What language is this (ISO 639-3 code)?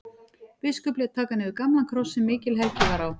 isl